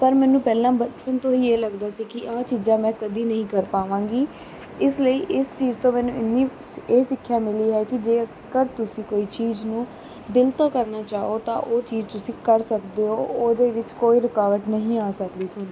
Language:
Punjabi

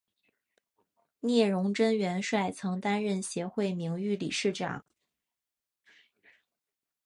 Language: Chinese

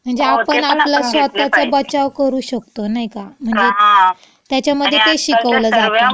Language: Marathi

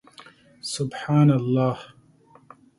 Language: Pashto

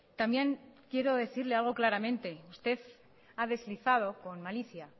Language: Spanish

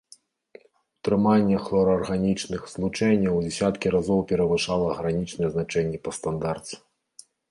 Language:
Belarusian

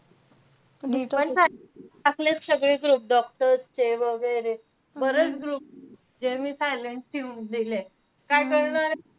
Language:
Marathi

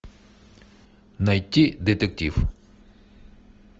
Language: Russian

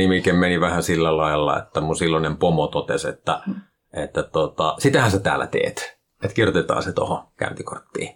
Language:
Finnish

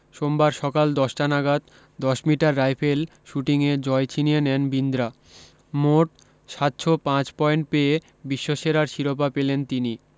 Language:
Bangla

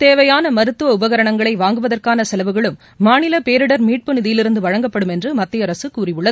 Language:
Tamil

